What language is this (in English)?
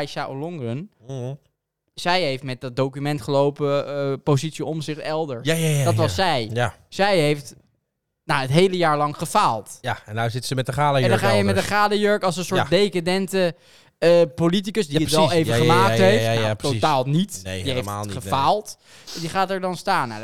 Dutch